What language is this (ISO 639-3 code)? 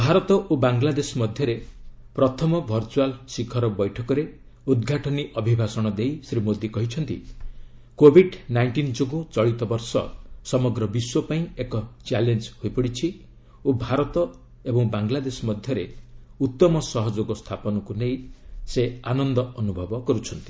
ori